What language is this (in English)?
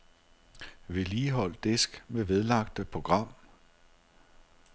Danish